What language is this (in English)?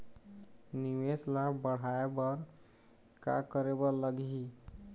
Chhattisgarhi